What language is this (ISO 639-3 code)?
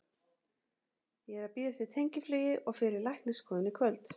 isl